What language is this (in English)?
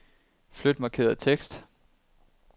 Danish